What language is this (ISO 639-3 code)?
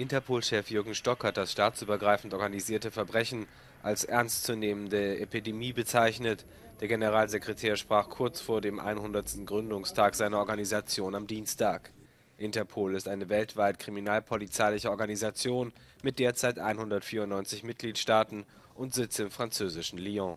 deu